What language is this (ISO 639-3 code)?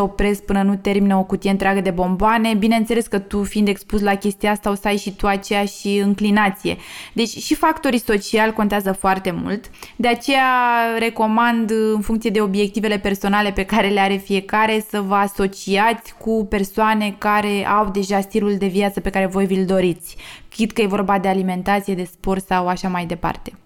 ron